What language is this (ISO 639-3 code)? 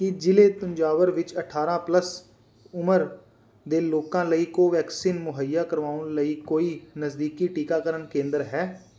pan